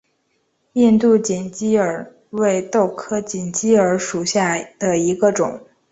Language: Chinese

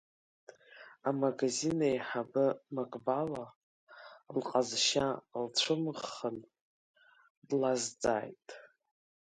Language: Abkhazian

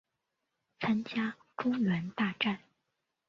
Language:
Chinese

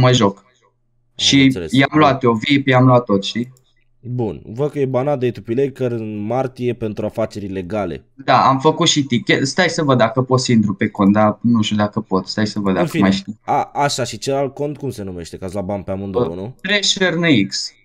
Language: Romanian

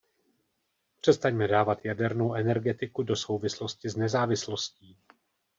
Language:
Czech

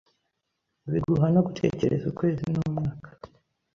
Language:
Kinyarwanda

